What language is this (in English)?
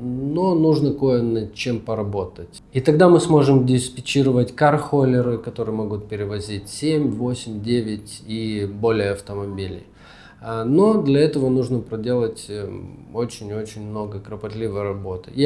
Russian